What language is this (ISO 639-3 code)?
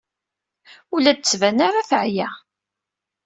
kab